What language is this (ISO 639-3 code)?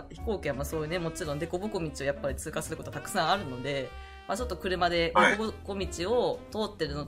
jpn